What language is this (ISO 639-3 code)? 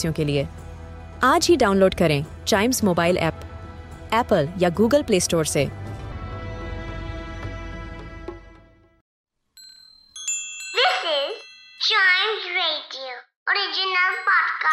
hin